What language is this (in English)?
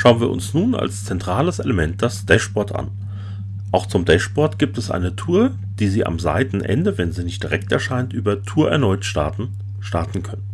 German